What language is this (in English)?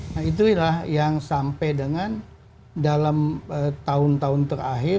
Indonesian